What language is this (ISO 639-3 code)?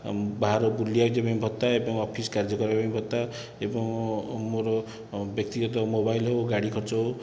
ori